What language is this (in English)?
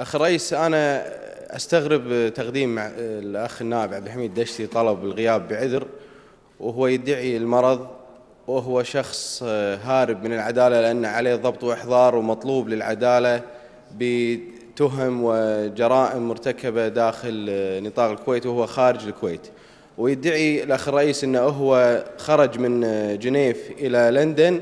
Arabic